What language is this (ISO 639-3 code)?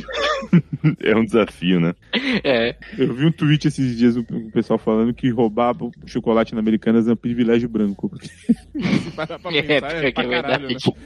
por